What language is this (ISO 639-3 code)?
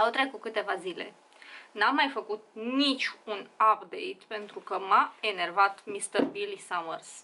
ron